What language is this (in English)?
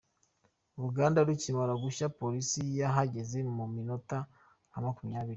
Kinyarwanda